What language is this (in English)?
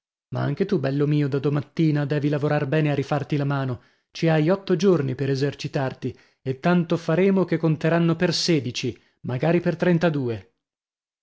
Italian